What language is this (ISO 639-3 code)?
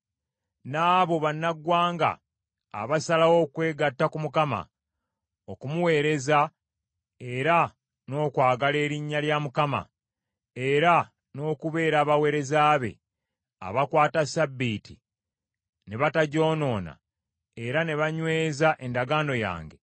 lug